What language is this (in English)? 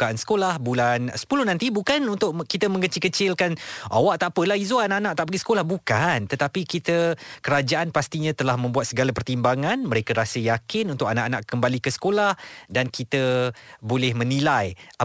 Malay